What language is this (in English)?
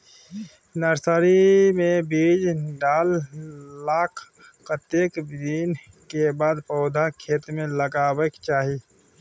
Maithili